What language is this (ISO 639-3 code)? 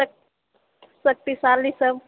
mai